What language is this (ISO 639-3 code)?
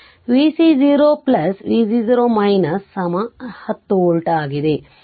kan